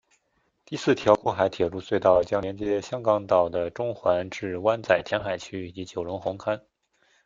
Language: Chinese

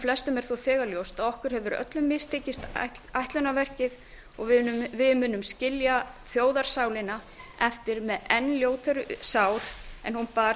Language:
Icelandic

